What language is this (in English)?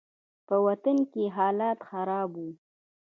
Pashto